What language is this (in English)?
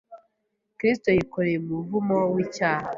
Kinyarwanda